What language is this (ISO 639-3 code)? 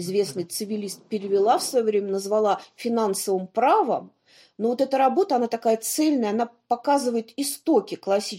rus